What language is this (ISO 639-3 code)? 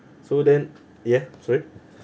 eng